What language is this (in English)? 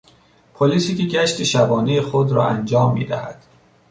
Persian